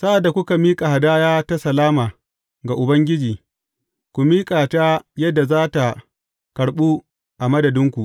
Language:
Hausa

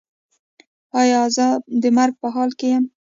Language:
Pashto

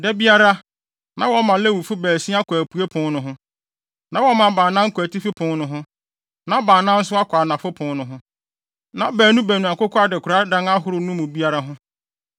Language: Akan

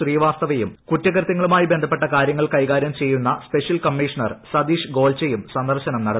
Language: Malayalam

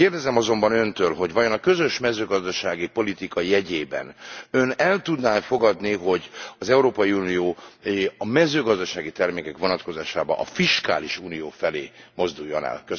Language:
Hungarian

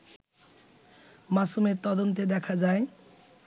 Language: Bangla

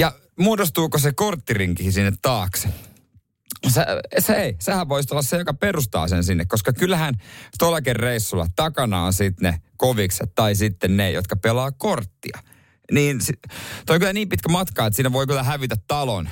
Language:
Finnish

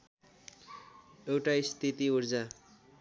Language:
Nepali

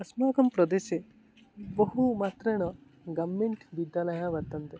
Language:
Sanskrit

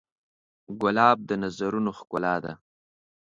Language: Pashto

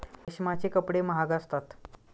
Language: Marathi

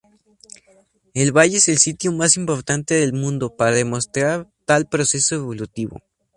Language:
Spanish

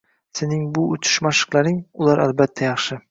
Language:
Uzbek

